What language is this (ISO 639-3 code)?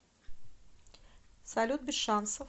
rus